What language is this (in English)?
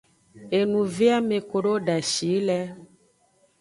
Aja (Benin)